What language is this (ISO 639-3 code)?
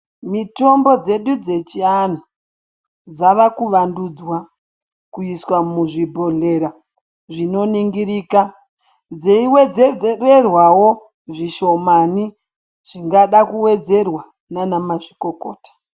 ndc